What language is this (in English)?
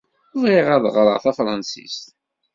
Kabyle